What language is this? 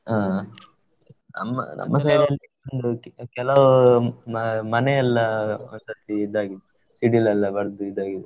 Kannada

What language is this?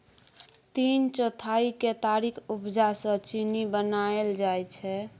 Maithili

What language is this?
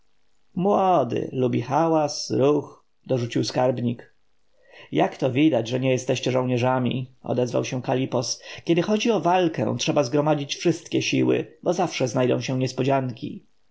Polish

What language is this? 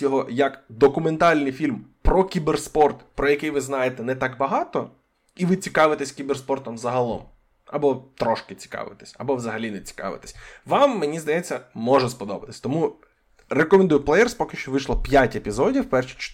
Ukrainian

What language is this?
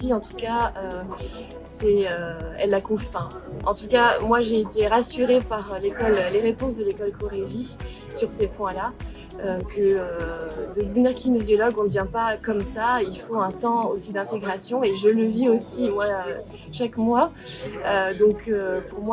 French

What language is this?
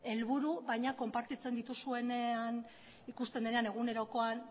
Basque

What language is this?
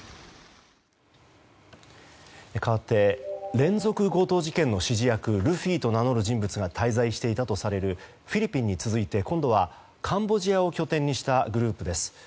Japanese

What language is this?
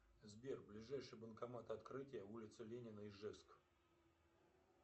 Russian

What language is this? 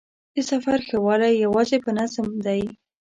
Pashto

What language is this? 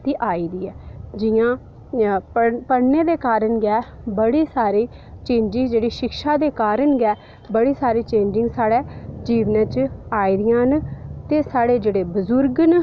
Dogri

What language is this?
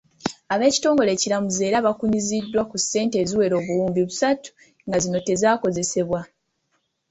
Ganda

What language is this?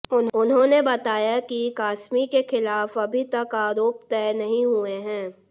Hindi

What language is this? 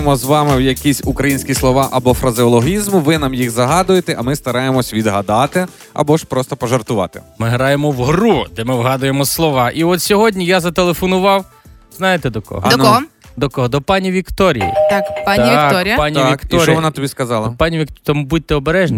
Ukrainian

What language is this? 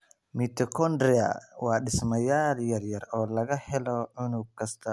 Somali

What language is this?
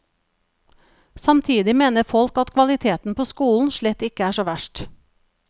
Norwegian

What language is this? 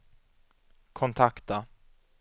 Swedish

